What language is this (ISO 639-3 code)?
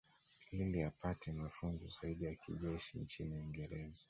swa